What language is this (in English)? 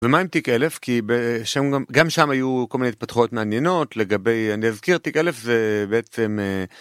Hebrew